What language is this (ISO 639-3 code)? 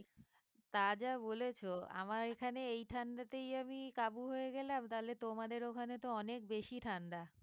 ben